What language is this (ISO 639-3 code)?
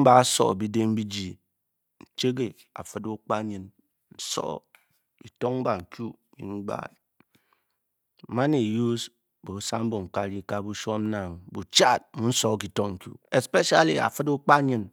bky